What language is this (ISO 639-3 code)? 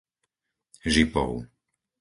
slk